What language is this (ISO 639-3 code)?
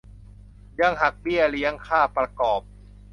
tha